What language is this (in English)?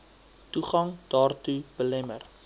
Afrikaans